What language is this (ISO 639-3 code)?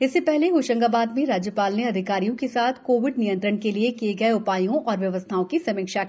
hin